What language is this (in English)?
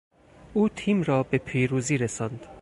Persian